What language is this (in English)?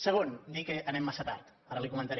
Catalan